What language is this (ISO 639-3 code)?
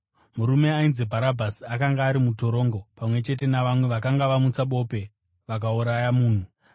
sna